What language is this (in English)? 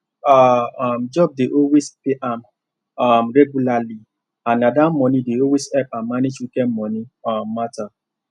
Nigerian Pidgin